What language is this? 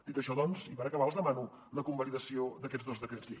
Catalan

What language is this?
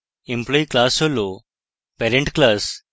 Bangla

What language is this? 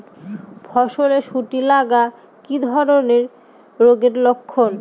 Bangla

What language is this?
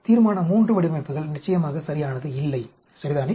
Tamil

